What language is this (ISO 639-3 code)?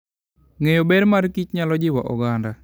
luo